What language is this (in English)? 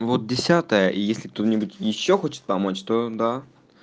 Russian